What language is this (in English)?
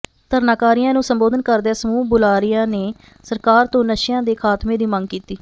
Punjabi